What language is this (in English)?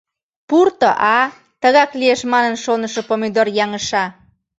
Mari